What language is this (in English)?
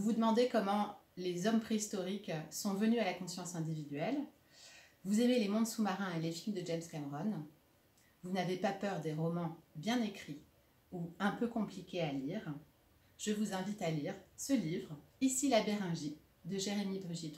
French